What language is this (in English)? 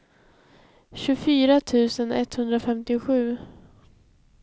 Swedish